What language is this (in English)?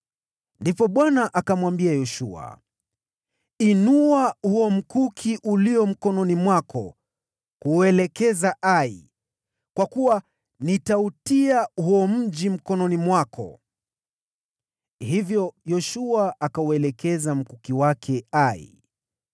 Swahili